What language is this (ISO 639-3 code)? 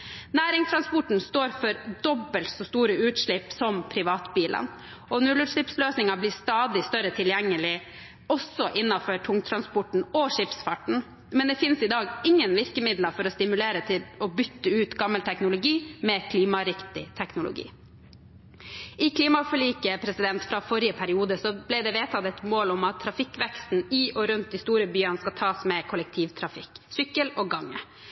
nob